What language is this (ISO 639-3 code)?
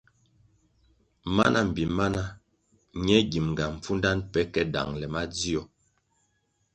nmg